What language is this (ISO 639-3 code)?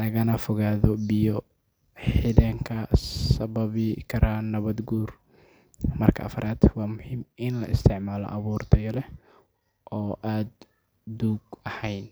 som